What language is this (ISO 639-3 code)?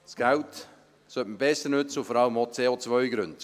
gsw